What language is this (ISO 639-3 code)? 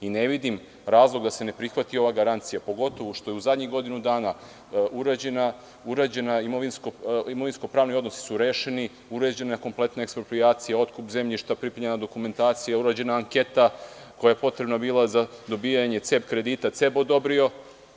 srp